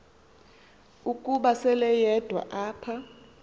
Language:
Xhosa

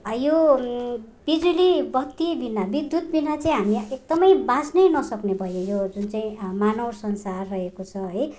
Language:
Nepali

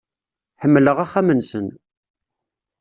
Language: Kabyle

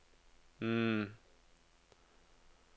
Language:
Norwegian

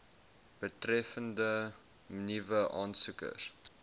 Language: Afrikaans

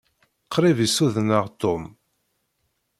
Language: Kabyle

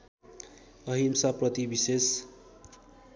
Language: Nepali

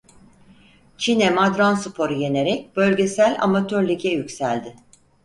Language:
Turkish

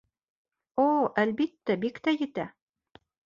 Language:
Bashkir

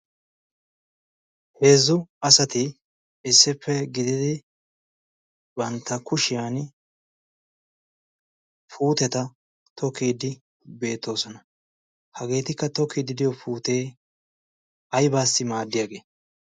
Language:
Wolaytta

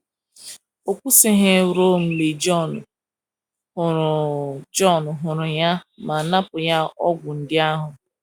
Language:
Igbo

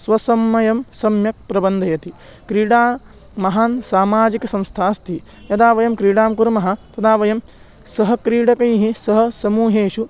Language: Sanskrit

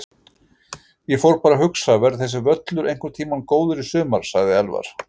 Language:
Icelandic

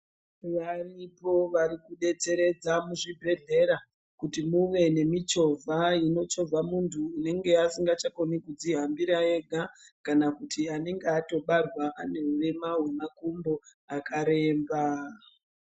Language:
Ndau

